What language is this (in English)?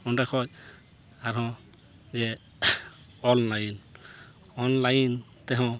Santali